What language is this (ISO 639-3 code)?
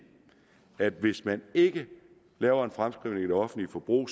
dan